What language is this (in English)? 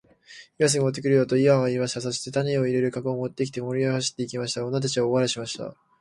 Japanese